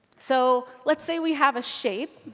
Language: English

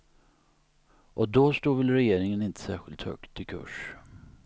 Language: Swedish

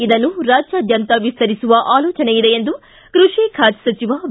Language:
Kannada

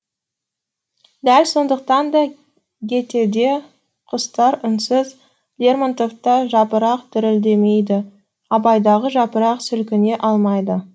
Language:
Kazakh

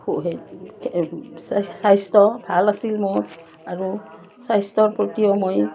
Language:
Assamese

